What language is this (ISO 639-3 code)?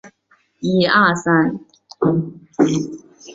zho